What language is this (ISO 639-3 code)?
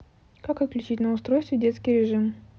rus